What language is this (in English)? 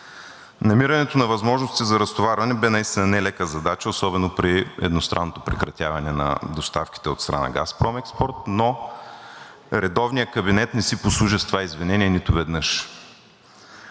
Bulgarian